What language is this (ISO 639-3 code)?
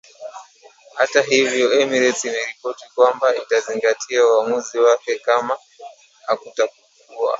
swa